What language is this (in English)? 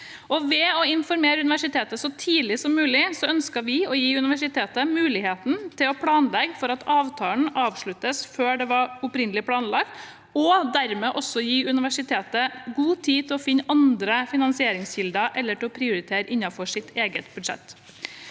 Norwegian